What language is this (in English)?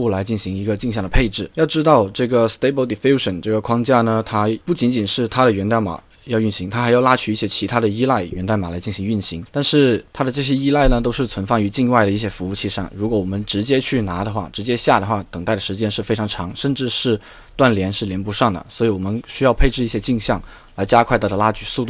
Chinese